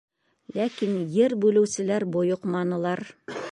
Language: Bashkir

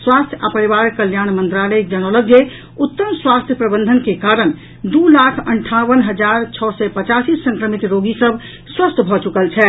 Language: Maithili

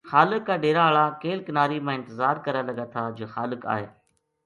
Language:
Gujari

